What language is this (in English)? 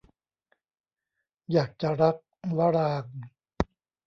Thai